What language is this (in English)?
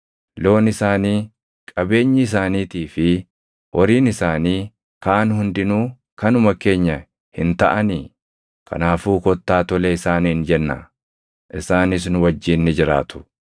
Oromo